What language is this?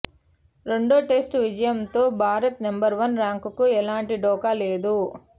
Telugu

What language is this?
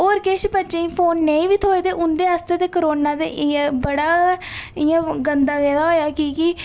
Dogri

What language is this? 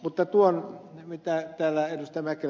Finnish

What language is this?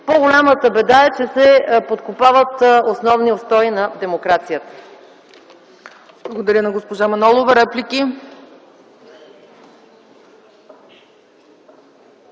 Bulgarian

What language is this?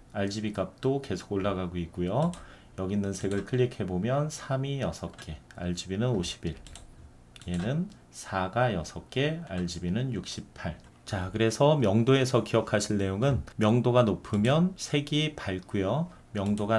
Korean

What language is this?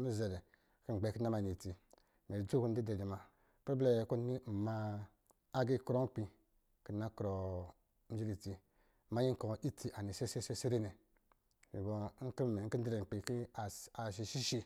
Lijili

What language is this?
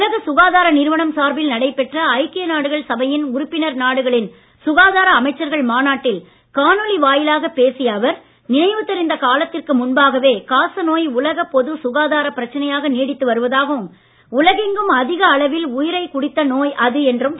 Tamil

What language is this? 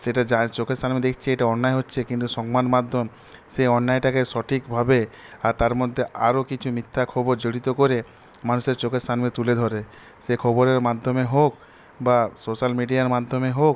Bangla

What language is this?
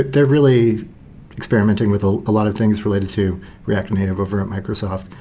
English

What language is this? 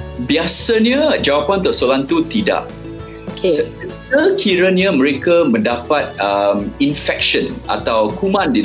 Malay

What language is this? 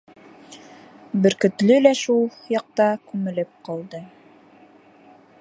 Bashkir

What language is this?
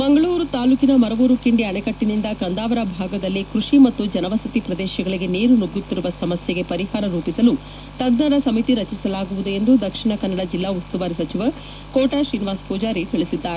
Kannada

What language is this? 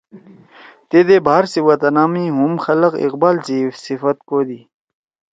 Torwali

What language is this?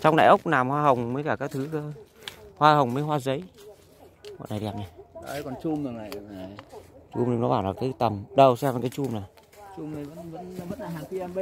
Vietnamese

